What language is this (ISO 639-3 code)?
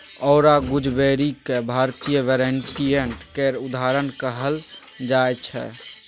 mai